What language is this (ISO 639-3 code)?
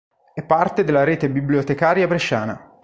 ita